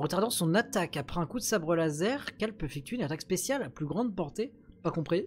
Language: French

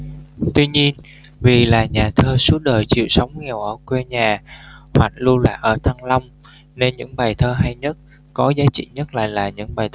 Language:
Vietnamese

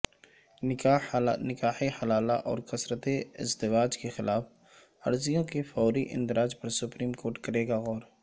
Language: Urdu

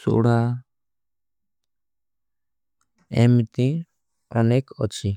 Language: Kui (India)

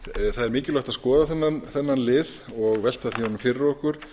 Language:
Icelandic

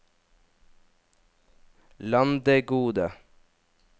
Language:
Norwegian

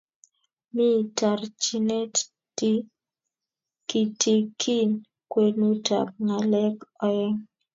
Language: Kalenjin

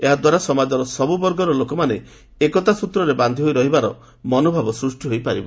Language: Odia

